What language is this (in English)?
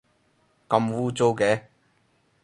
Cantonese